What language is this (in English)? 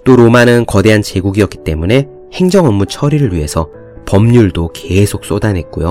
Korean